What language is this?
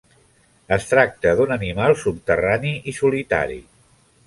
Catalan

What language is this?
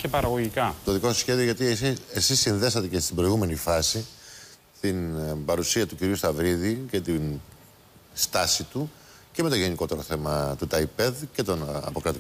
Greek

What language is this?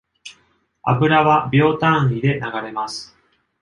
Japanese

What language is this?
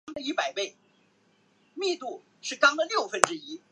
Chinese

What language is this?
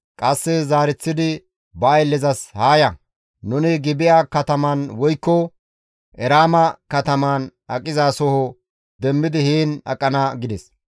Gamo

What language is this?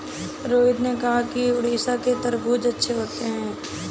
Hindi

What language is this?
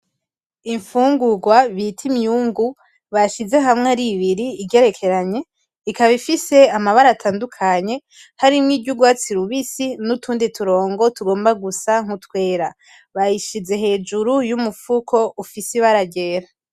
Rundi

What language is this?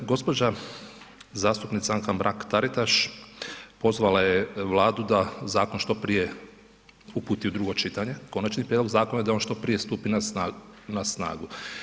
Croatian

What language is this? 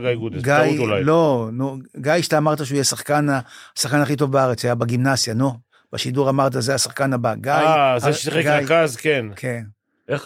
Hebrew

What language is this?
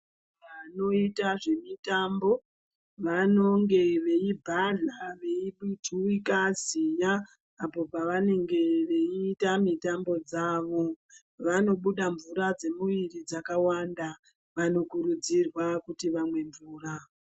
Ndau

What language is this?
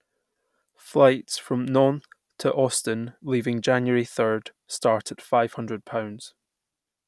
English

